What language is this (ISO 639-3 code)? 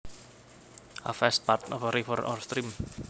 jav